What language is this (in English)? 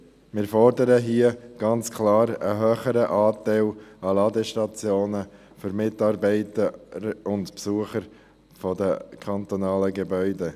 Swiss German